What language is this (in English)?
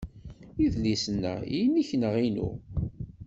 Kabyle